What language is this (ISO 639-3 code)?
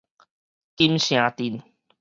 nan